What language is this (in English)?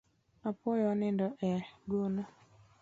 Luo (Kenya and Tanzania)